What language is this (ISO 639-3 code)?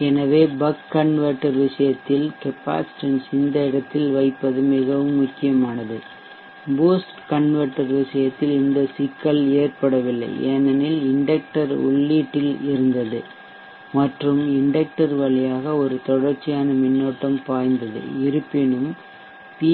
tam